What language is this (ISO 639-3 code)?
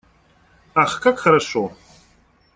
rus